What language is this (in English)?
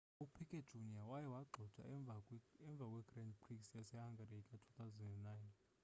Xhosa